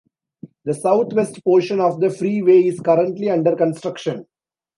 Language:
English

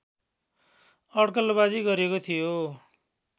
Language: Nepali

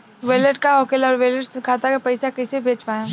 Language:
Bhojpuri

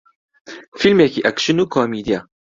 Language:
Central Kurdish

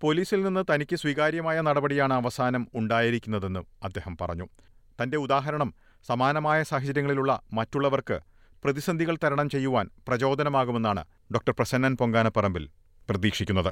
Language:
Malayalam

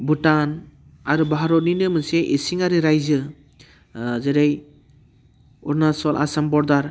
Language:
Bodo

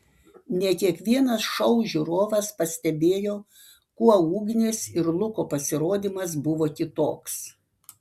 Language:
Lithuanian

